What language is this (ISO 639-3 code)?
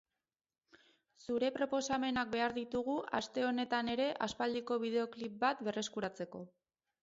eus